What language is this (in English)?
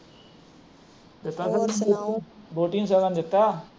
Punjabi